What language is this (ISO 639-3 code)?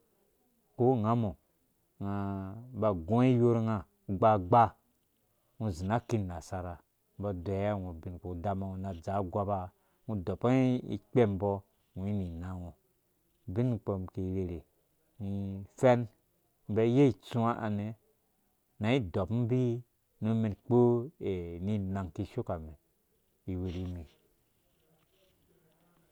ldb